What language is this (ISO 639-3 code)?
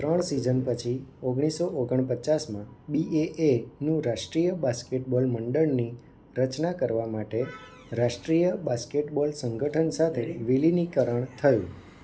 guj